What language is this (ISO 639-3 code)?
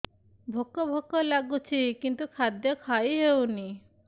ori